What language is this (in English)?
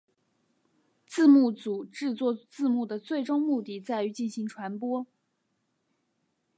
Chinese